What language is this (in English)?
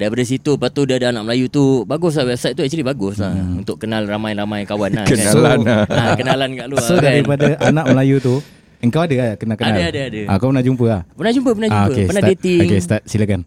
Malay